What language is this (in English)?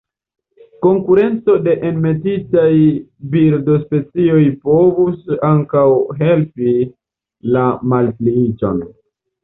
Esperanto